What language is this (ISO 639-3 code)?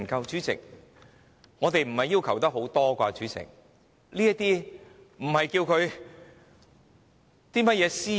yue